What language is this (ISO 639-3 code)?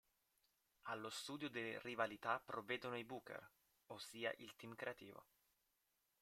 ita